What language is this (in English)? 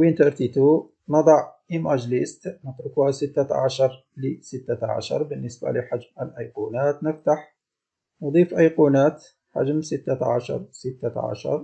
Arabic